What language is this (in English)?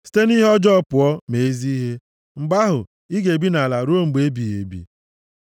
Igbo